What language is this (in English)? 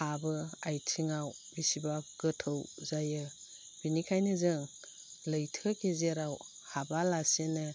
Bodo